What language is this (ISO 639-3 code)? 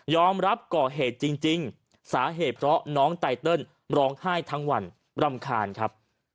tha